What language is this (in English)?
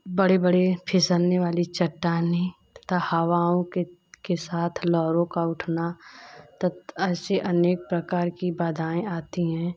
Hindi